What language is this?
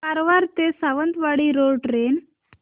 Marathi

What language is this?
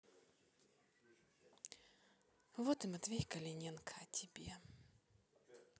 Russian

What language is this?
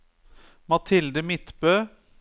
Norwegian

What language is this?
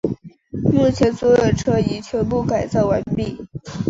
Chinese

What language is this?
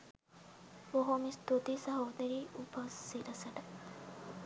Sinhala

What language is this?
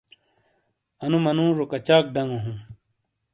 Shina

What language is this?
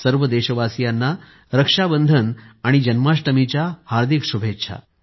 Marathi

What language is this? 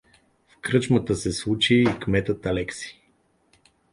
Bulgarian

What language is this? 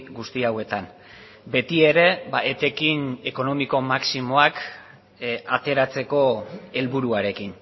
Basque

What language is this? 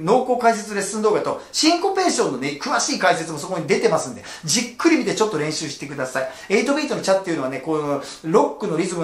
Japanese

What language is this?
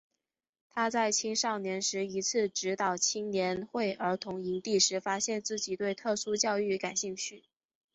Chinese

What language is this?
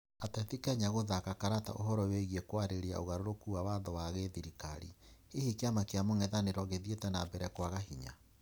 Kikuyu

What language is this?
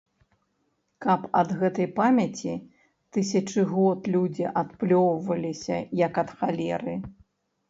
Belarusian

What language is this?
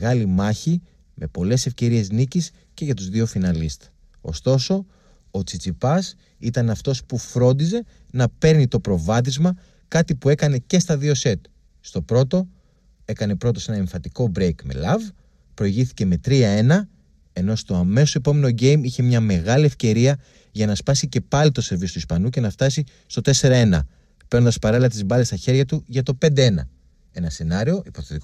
Greek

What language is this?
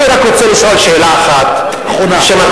Hebrew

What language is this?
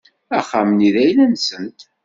Kabyle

